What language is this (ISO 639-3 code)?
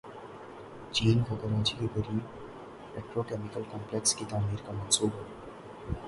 urd